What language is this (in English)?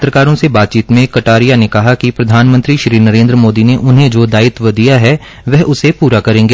Hindi